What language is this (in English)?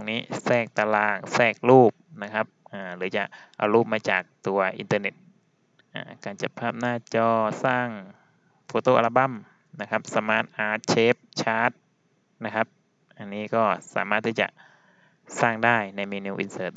Thai